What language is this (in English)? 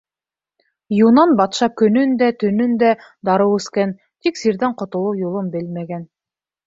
Bashkir